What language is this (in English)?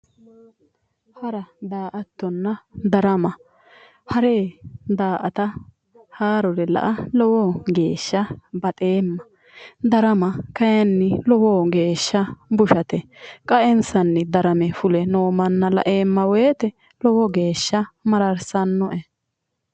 Sidamo